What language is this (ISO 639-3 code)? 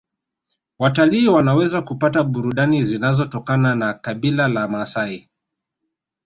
swa